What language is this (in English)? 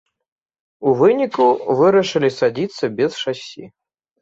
Belarusian